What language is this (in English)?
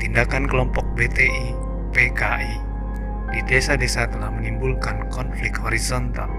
Indonesian